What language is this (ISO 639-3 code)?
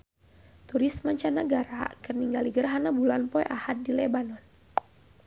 sun